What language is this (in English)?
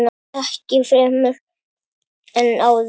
Icelandic